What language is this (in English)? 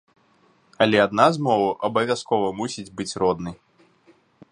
Belarusian